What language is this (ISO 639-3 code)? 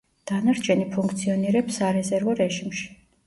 kat